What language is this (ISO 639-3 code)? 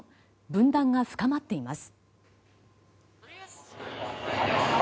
jpn